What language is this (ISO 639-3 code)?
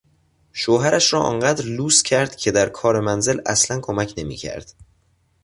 fas